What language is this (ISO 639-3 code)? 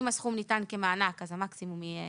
heb